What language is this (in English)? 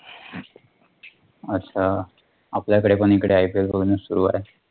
Marathi